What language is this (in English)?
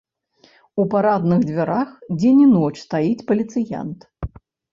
Belarusian